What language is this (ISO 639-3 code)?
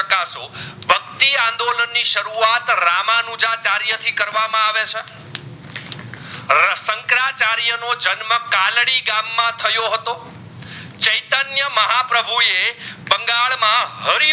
guj